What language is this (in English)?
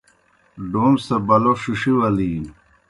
Kohistani Shina